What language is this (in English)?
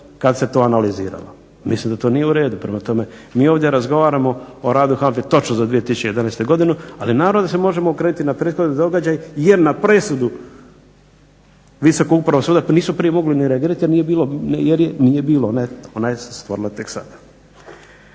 Croatian